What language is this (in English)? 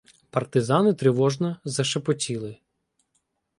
Ukrainian